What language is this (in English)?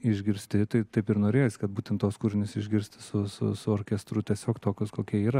Lithuanian